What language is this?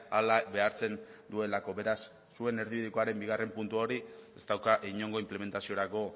Basque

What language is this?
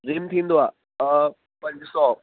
Sindhi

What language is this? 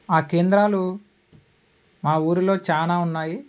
Telugu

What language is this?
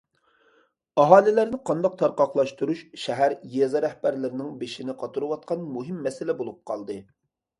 Uyghur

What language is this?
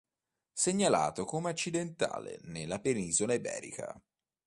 Italian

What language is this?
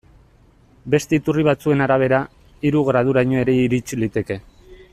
Basque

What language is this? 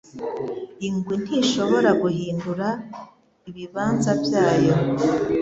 Kinyarwanda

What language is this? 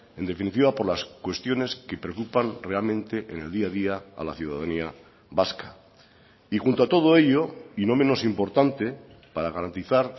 Spanish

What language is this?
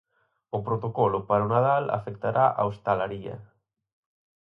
Galician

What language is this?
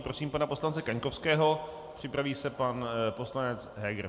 Czech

